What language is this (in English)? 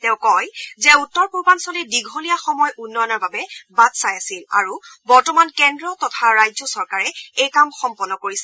Assamese